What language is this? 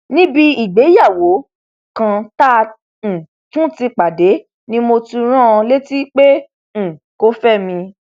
Yoruba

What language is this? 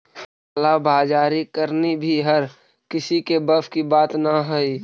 Magahi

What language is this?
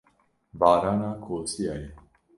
Kurdish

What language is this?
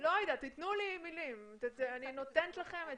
Hebrew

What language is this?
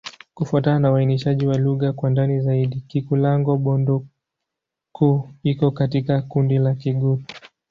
Swahili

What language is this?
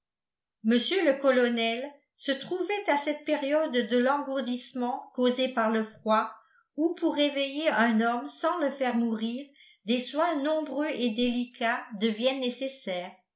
French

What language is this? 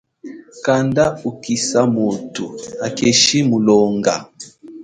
Chokwe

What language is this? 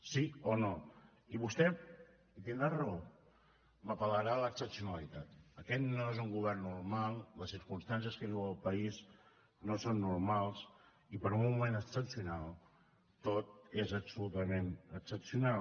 Catalan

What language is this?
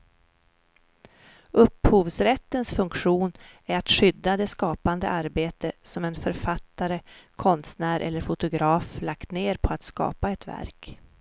Swedish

